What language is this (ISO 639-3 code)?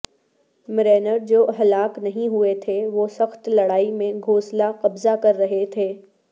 urd